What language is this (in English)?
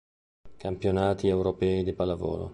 Italian